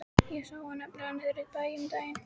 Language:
Icelandic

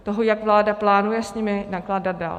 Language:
Czech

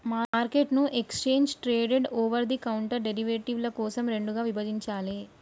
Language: Telugu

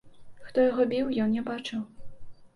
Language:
Belarusian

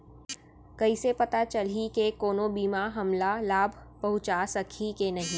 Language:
Chhattisgarhi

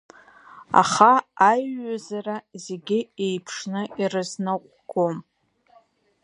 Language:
Abkhazian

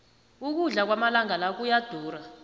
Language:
South Ndebele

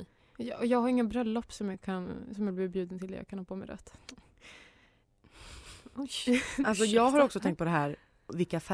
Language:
Swedish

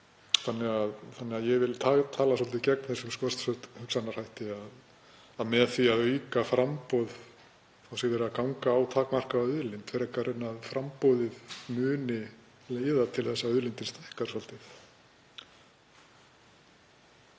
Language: Icelandic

